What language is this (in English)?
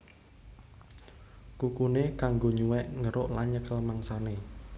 Javanese